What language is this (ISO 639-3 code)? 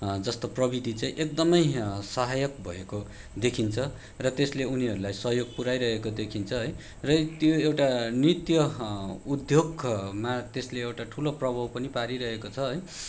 nep